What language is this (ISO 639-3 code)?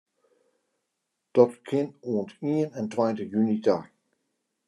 fry